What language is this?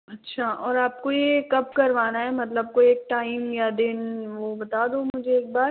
Hindi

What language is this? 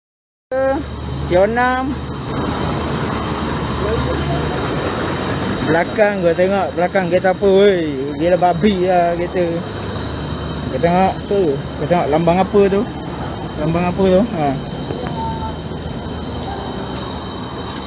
Malay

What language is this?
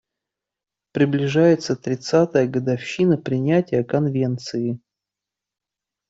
Russian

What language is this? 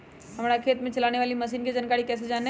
Magahi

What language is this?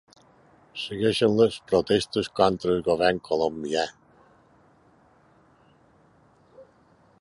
Catalan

